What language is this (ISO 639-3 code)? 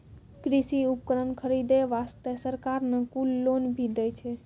mai